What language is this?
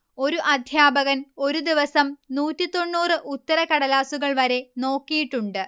Malayalam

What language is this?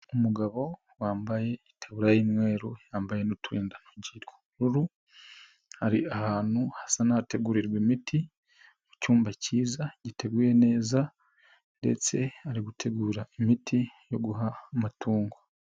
Kinyarwanda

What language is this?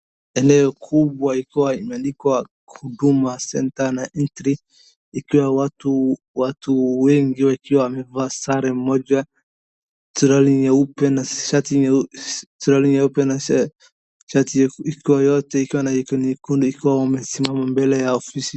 Swahili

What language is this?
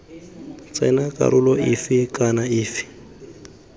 Tswana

